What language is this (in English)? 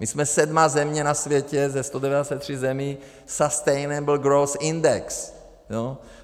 Czech